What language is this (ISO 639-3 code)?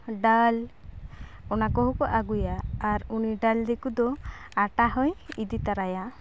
sat